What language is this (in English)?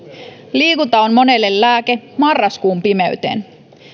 Finnish